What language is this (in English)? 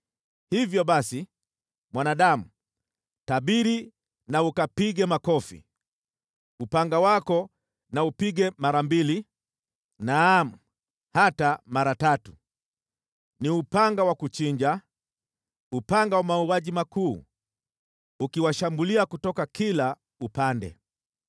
Swahili